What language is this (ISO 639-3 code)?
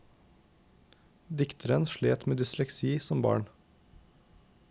nor